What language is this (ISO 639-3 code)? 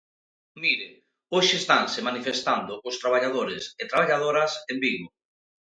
glg